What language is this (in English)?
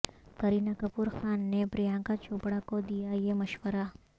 Urdu